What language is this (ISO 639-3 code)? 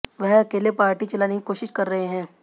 hin